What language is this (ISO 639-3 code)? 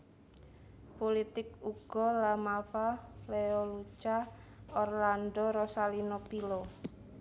jav